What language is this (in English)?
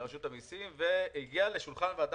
Hebrew